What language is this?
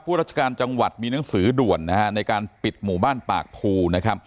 Thai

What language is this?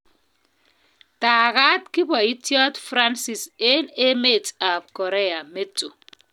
Kalenjin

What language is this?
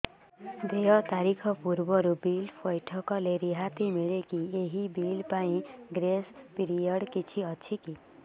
Odia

